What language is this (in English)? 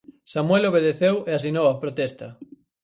Galician